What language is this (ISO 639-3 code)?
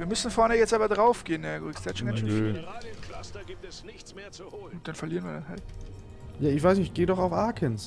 deu